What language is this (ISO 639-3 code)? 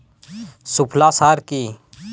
ben